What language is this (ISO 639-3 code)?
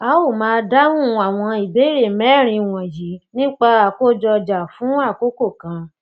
yor